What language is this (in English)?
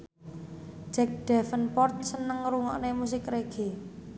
Javanese